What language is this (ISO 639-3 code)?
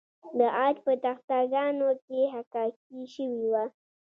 pus